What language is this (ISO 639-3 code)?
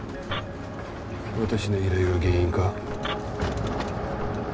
jpn